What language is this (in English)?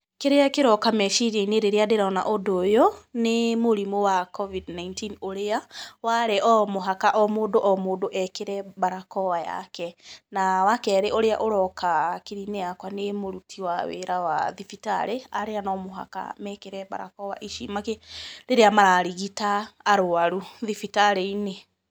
Kikuyu